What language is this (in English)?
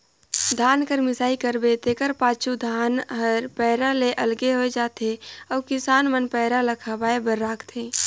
Chhattisgarhi